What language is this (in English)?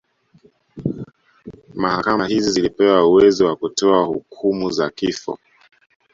Swahili